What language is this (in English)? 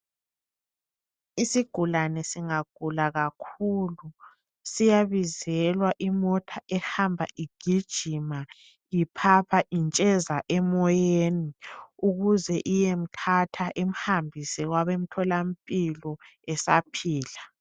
North Ndebele